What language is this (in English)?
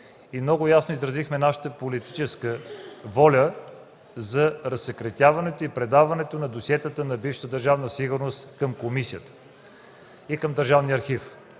Bulgarian